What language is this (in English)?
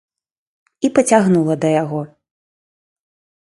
Belarusian